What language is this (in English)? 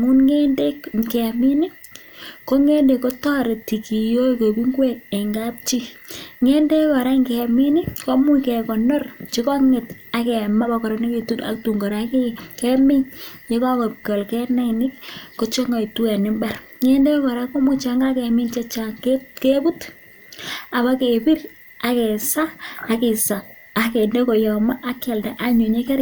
Kalenjin